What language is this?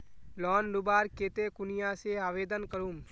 Magahi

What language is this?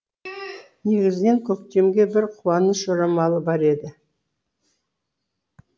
Kazakh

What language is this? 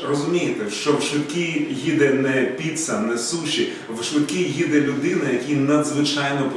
Ukrainian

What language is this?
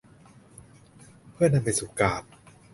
Thai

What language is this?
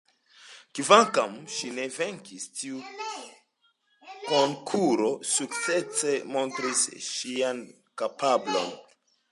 Esperanto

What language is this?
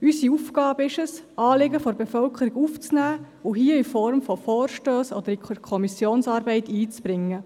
Swiss German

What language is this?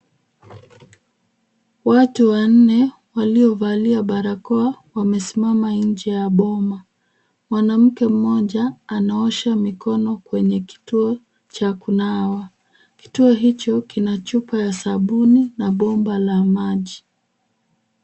Swahili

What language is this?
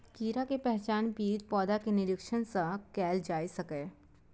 Maithili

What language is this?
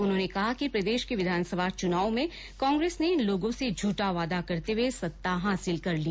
Hindi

